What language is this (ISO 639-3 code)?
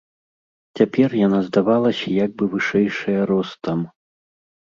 bel